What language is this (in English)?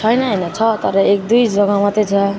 Nepali